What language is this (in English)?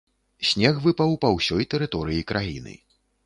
Belarusian